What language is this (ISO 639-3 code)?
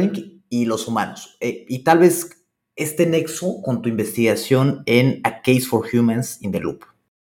spa